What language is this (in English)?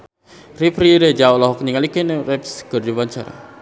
Sundanese